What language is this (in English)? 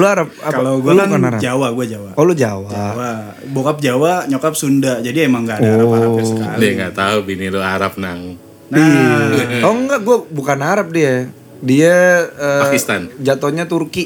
Indonesian